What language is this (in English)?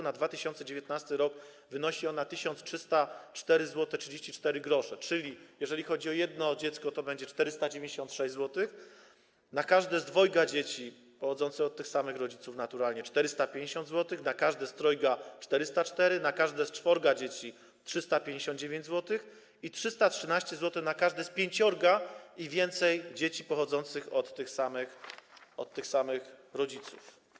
Polish